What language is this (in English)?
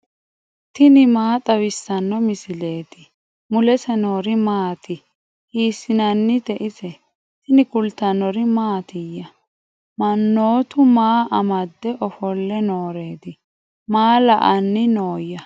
Sidamo